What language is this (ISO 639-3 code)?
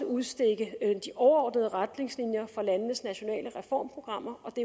dan